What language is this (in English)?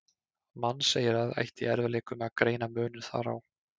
Icelandic